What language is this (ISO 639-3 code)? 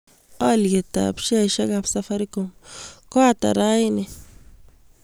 kln